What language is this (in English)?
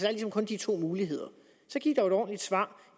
Danish